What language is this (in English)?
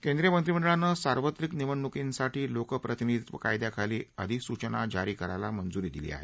Marathi